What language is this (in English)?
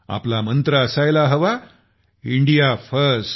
Marathi